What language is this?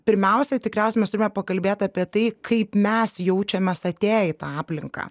Lithuanian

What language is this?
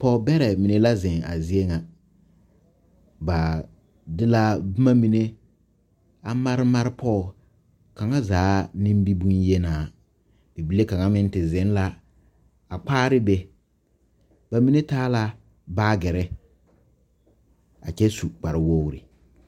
Southern Dagaare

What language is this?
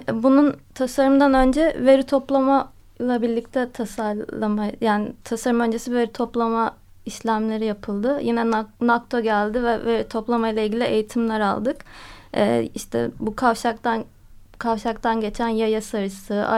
Turkish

